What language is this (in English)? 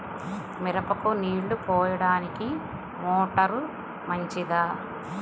Telugu